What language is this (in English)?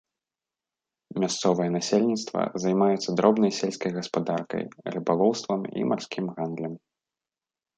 Belarusian